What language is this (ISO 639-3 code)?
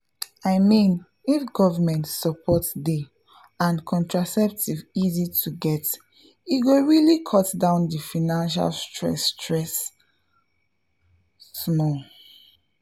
pcm